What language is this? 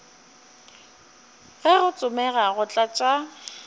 Northern Sotho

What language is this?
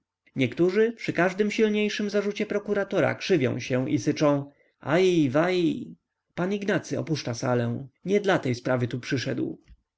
Polish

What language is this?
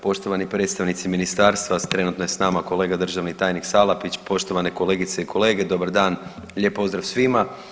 Croatian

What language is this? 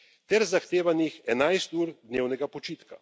Slovenian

